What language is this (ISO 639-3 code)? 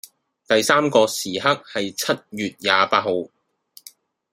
yue